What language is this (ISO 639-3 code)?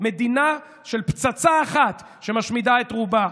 heb